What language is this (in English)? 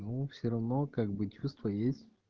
Russian